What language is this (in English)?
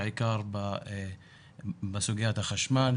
Hebrew